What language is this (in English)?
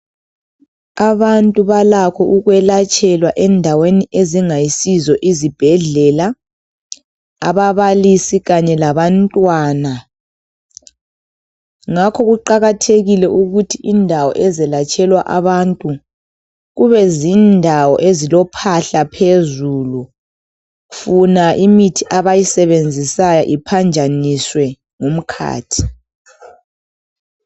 North Ndebele